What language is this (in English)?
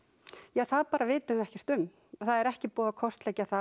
Icelandic